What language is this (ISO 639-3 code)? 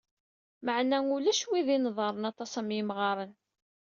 kab